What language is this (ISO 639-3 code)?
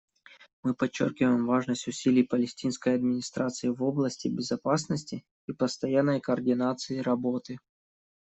rus